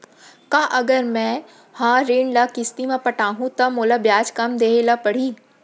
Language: Chhattisgarhi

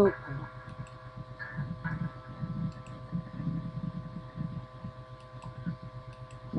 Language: Polish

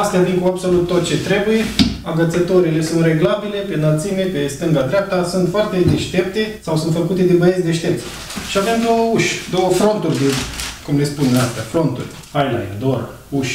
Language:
Romanian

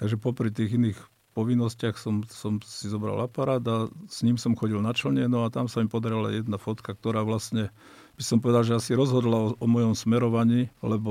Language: Slovak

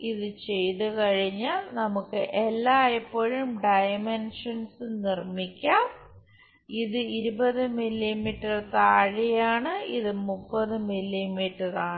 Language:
Malayalam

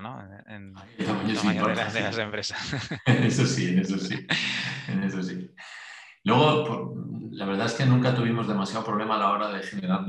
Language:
Spanish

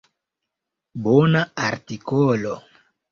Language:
Esperanto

